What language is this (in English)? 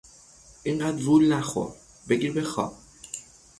Persian